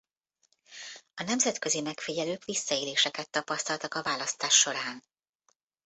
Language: Hungarian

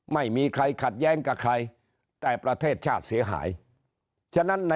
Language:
Thai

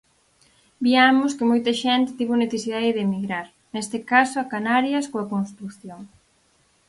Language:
Galician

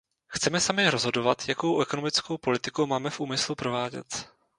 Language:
Czech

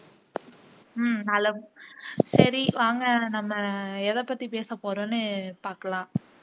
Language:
Tamil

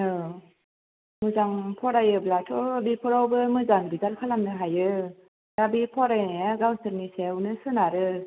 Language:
Bodo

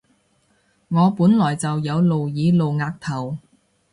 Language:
Cantonese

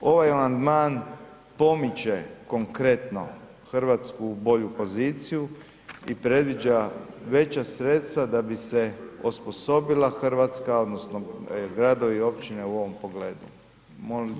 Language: Croatian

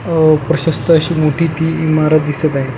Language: Marathi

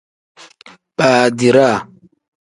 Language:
Tem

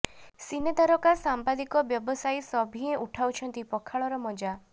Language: Odia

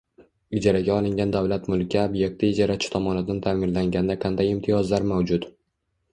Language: Uzbek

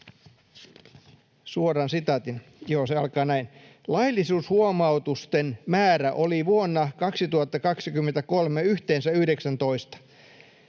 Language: Finnish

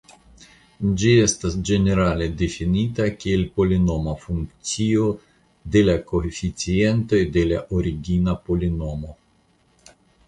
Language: Esperanto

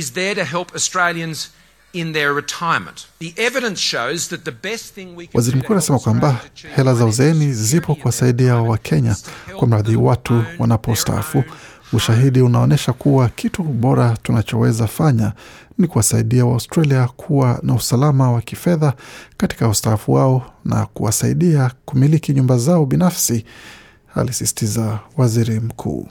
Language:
Swahili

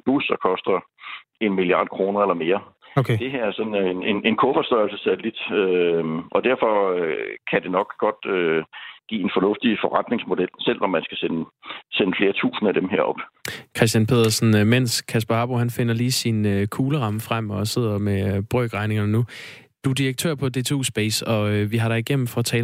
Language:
Danish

